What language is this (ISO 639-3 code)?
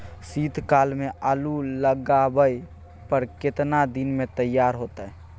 mai